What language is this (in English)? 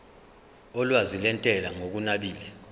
Zulu